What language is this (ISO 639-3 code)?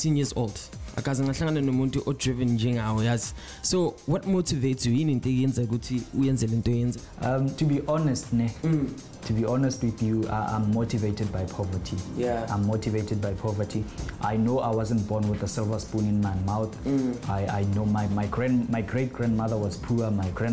eng